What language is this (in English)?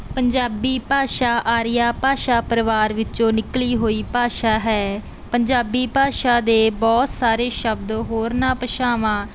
Punjabi